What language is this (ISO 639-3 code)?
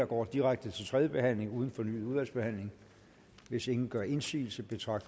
dan